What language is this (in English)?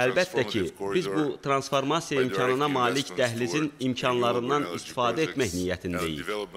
Turkish